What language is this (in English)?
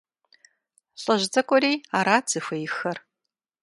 Kabardian